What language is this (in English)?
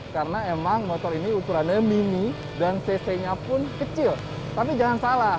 Indonesian